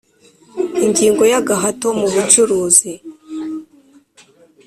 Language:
Kinyarwanda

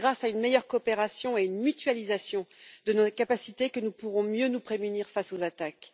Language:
French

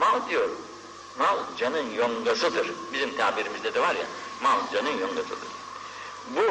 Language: Turkish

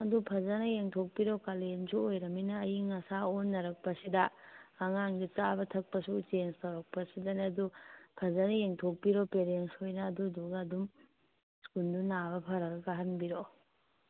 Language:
Manipuri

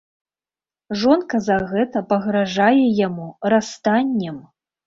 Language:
Belarusian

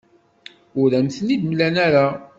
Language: Kabyle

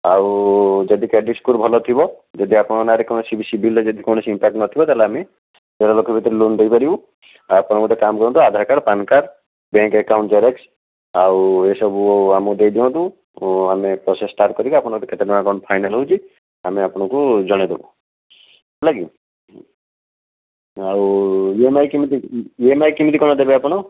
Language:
Odia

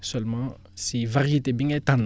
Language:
Wolof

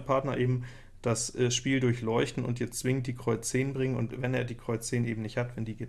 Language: German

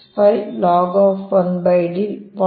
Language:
Kannada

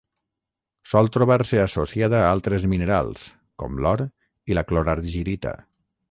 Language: Catalan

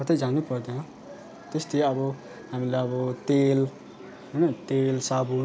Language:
Nepali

